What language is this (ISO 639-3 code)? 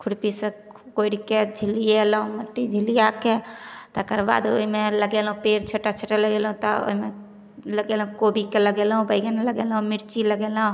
mai